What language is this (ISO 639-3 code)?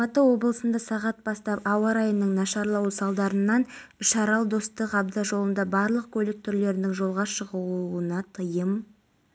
kaz